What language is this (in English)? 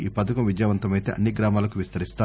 Telugu